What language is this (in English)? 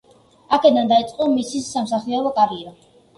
Georgian